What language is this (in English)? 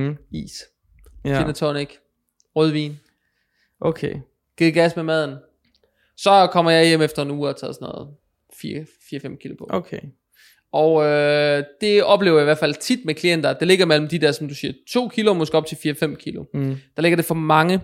Danish